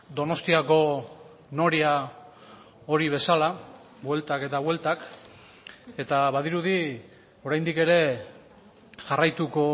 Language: Basque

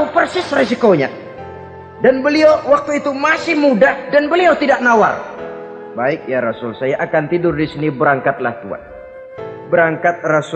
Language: Indonesian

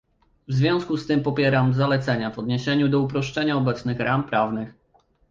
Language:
Polish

